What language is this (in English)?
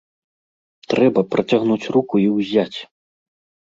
Belarusian